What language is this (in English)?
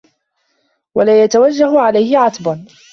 Arabic